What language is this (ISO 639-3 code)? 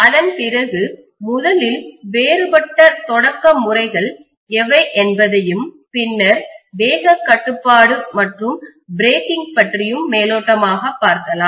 tam